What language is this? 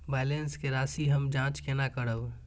Maithili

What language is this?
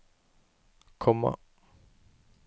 Norwegian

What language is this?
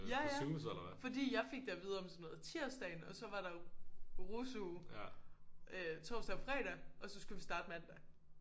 Danish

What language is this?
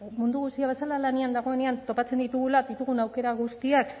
Basque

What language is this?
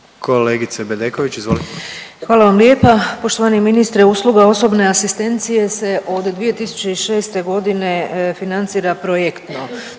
Croatian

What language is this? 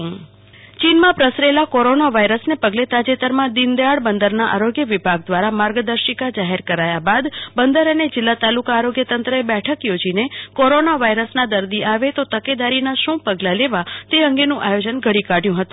Gujarati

